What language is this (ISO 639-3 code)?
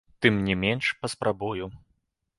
bel